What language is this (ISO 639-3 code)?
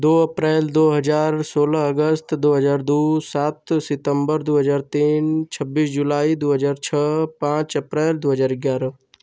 hin